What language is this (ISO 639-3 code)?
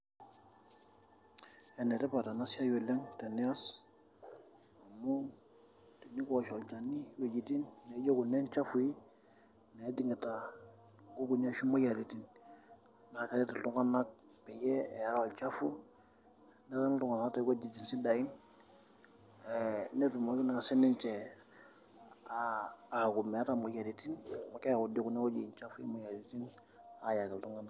mas